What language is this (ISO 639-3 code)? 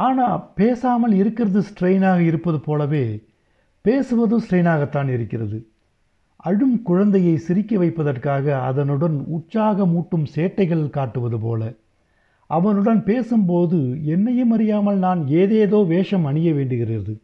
tam